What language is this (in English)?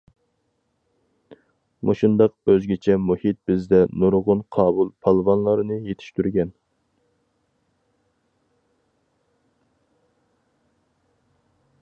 Uyghur